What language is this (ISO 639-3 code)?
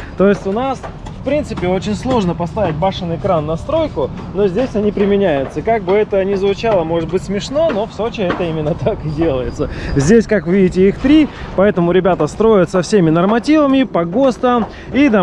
rus